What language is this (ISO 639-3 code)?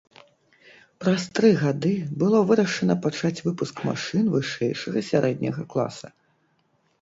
bel